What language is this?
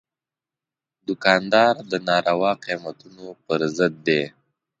Pashto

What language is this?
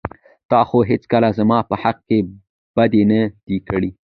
Pashto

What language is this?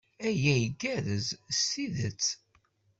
Kabyle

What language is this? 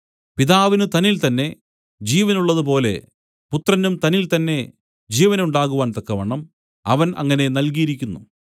Malayalam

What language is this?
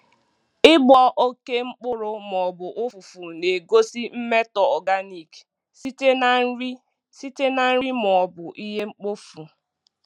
Igbo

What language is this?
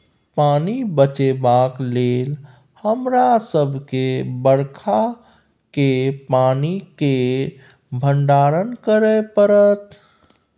Maithili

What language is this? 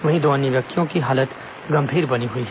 Hindi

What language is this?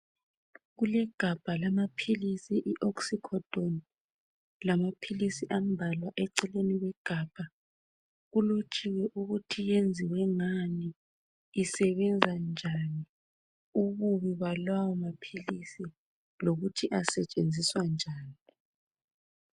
North Ndebele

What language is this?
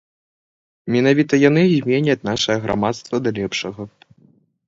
Belarusian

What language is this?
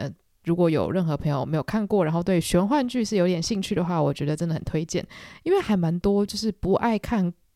Chinese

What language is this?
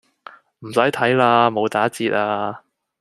Cantonese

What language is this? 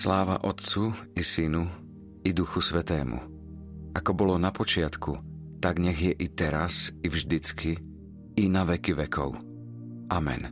Slovak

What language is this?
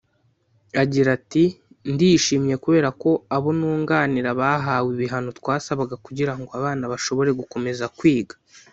Kinyarwanda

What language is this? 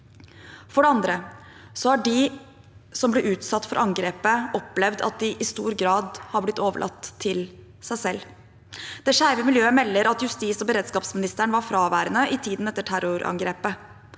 Norwegian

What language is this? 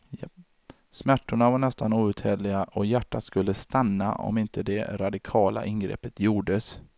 Swedish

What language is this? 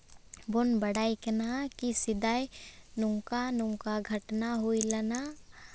Santali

